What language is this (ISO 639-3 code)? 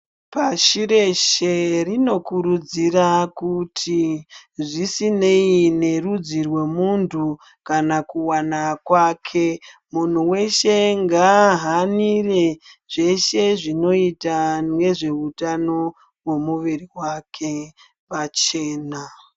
ndc